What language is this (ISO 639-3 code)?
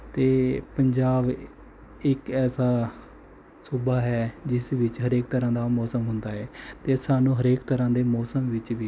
pan